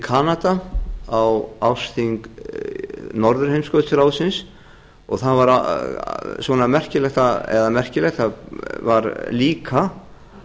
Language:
Icelandic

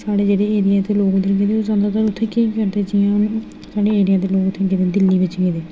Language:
Dogri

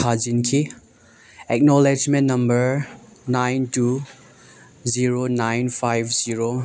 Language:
Manipuri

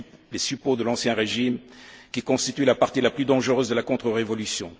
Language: French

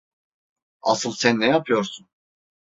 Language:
Turkish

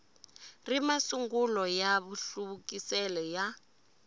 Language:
Tsonga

